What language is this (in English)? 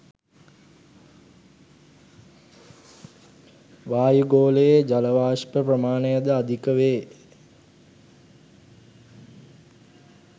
Sinhala